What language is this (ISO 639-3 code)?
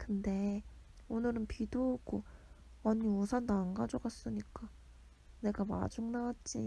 kor